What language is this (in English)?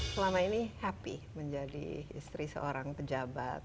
Indonesian